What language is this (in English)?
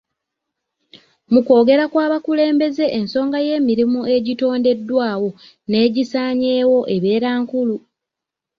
Ganda